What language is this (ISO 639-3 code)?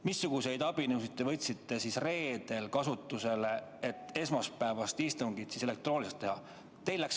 est